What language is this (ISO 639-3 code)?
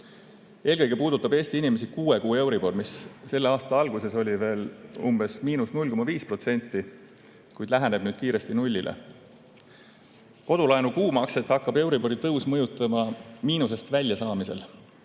est